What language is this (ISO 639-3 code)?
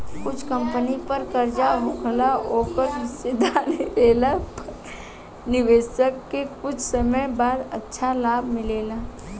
bho